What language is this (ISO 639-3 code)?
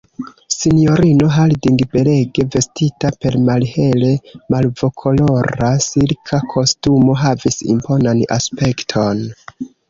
epo